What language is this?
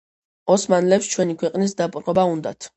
Georgian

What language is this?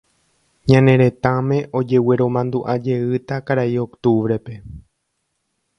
Guarani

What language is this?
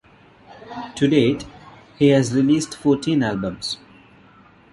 English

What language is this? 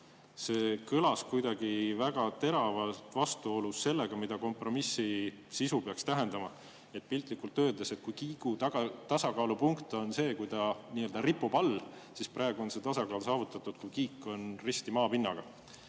Estonian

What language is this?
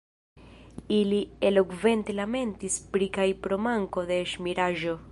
Esperanto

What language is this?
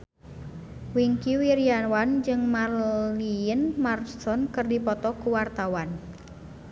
Sundanese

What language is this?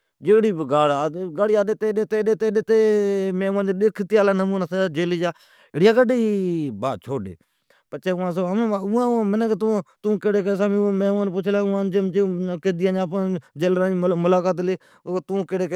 Od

